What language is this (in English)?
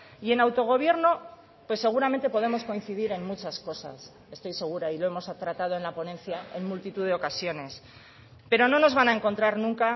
Spanish